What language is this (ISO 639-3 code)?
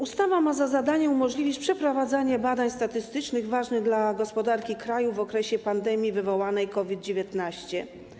pol